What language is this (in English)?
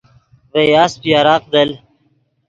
Yidgha